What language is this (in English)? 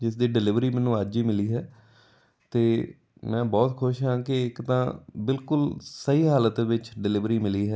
Punjabi